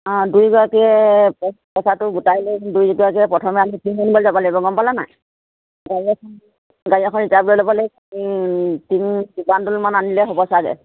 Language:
Assamese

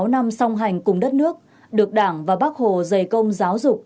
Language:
Vietnamese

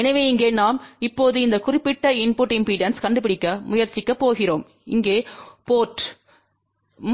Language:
Tamil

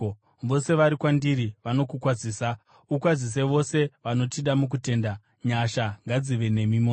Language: Shona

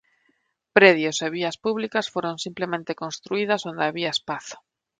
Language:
Galician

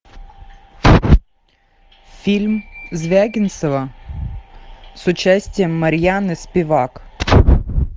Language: Russian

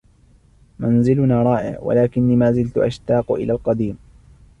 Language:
Arabic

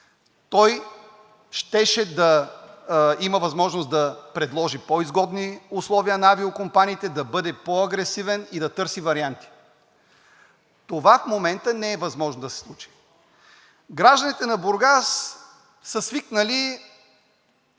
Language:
Bulgarian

